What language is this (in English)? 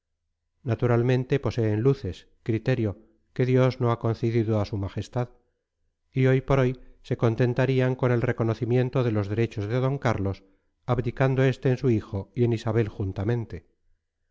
Spanish